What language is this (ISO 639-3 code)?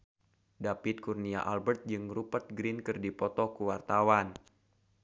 sun